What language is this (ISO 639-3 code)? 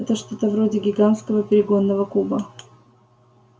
rus